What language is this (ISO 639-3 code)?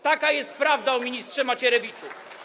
pol